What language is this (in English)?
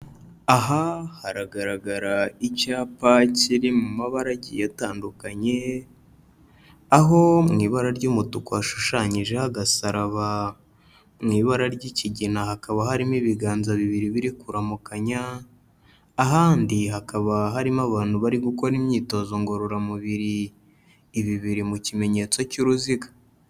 Kinyarwanda